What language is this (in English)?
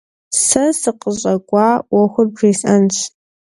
Kabardian